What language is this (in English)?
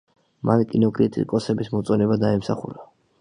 Georgian